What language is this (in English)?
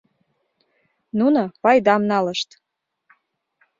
Mari